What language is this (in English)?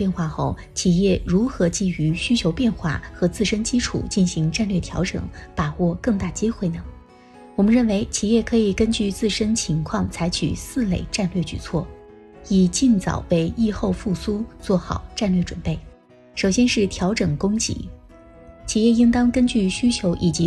Chinese